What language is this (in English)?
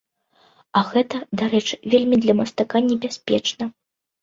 Belarusian